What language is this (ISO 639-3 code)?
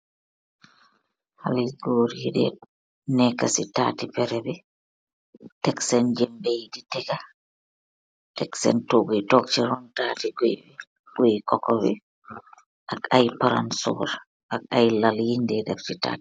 wol